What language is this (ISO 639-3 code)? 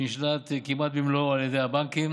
heb